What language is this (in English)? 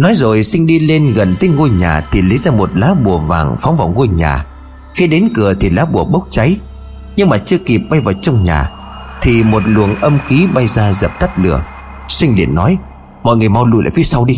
Vietnamese